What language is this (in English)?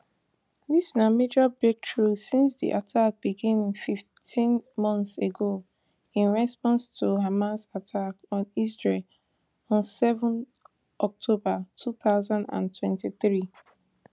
Nigerian Pidgin